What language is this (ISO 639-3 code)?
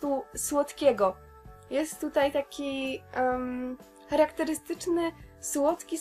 pol